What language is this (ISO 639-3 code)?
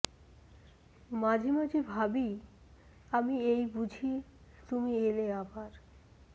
ben